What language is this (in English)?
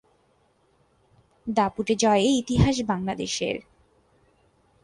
Bangla